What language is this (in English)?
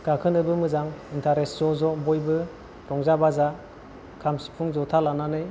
Bodo